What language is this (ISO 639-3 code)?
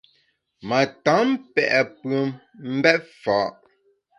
bax